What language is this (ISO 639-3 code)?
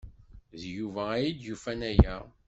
kab